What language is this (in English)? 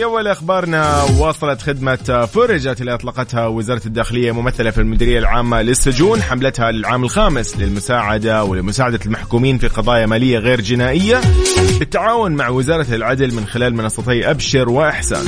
Arabic